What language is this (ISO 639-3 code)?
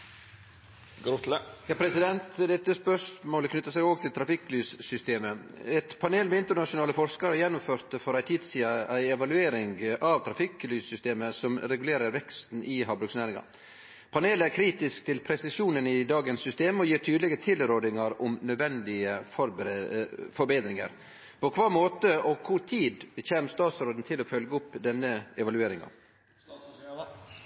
nno